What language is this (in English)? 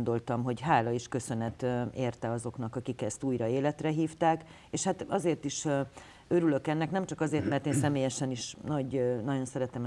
Hungarian